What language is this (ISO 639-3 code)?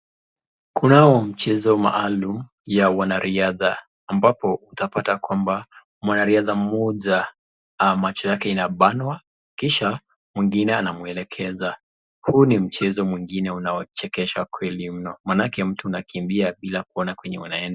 swa